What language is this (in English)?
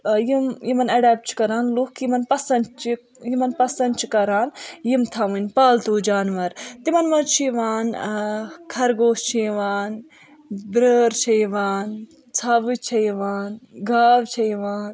Kashmiri